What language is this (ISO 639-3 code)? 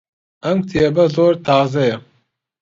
ckb